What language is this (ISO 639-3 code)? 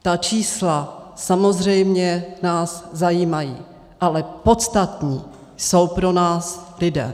ces